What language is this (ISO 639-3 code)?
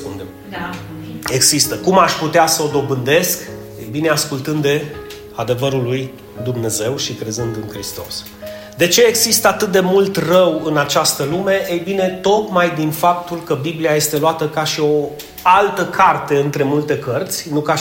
ron